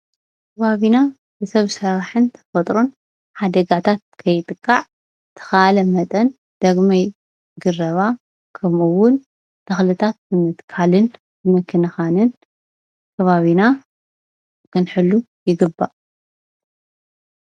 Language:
Tigrinya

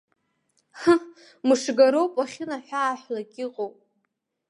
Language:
Abkhazian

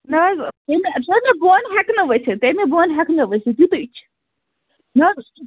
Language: Kashmiri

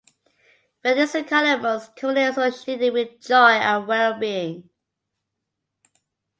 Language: English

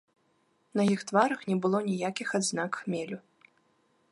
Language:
Belarusian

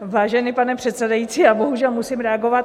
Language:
Czech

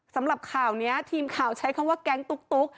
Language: Thai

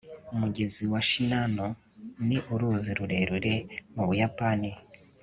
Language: Kinyarwanda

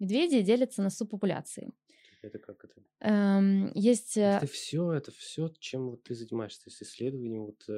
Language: Russian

